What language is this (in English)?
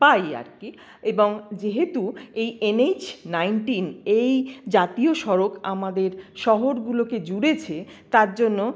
Bangla